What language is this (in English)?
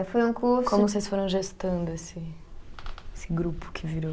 Portuguese